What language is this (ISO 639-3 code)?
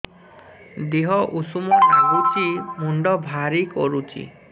ori